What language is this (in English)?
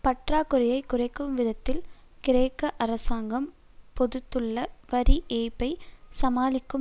Tamil